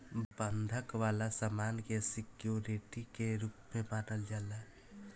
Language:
Bhojpuri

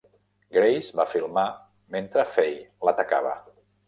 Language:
Catalan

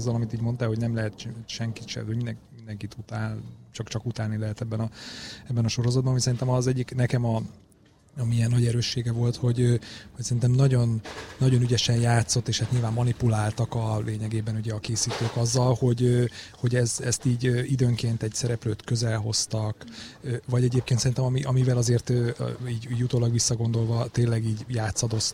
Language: Hungarian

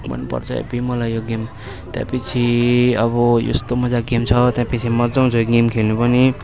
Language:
Nepali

